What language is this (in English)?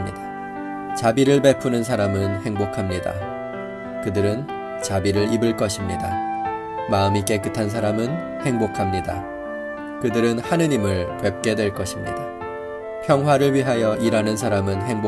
Korean